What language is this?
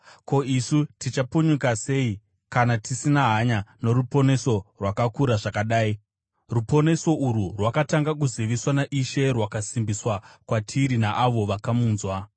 Shona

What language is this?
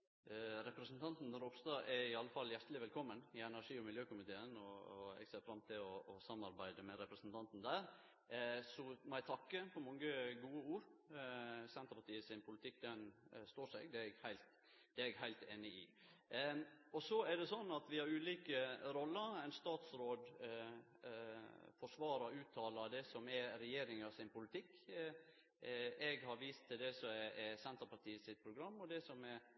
Norwegian Nynorsk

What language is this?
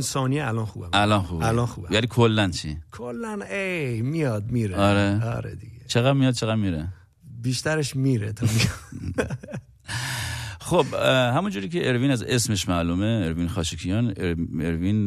Persian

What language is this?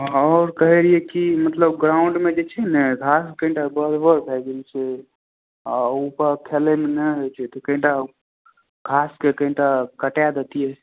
Maithili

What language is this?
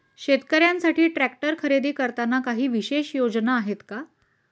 Marathi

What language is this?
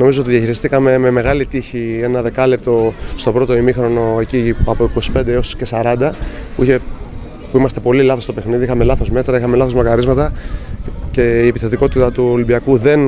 Greek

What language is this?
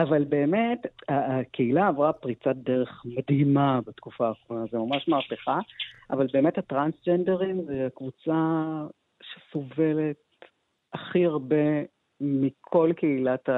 Hebrew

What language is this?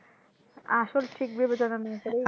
Bangla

